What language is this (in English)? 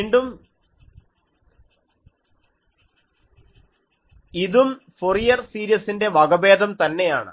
Malayalam